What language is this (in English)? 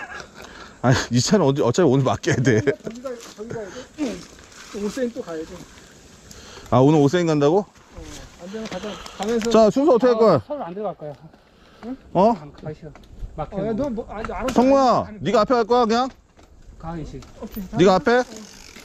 Korean